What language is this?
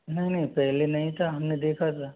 Hindi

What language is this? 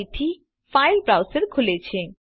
Gujarati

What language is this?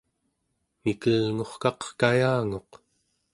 Central Yupik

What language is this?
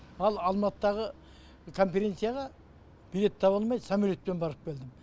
Kazakh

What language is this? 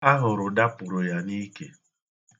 Igbo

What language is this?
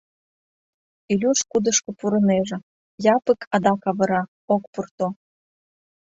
Mari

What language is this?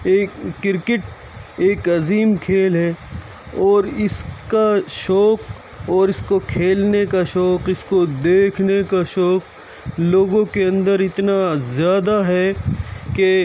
Urdu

